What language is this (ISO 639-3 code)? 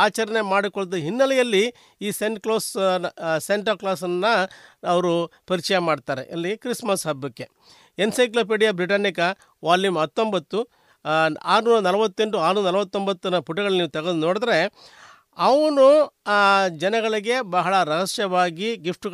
kan